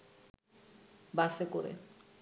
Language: Bangla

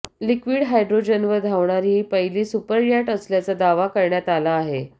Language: Marathi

